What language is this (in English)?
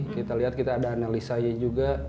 Indonesian